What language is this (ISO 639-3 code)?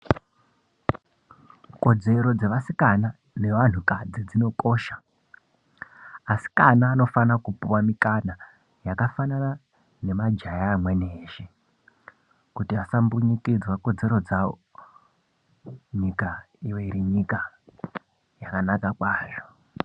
ndc